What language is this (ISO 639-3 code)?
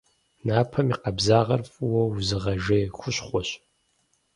kbd